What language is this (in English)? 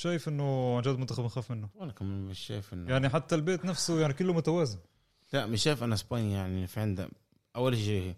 Arabic